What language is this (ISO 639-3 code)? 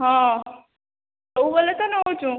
ori